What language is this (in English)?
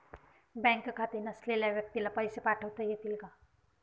Marathi